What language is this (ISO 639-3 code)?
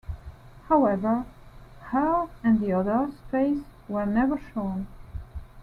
eng